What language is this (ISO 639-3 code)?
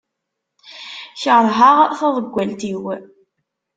kab